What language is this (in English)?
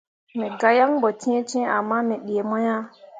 Mundang